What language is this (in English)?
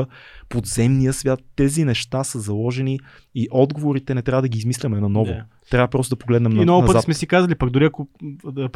Bulgarian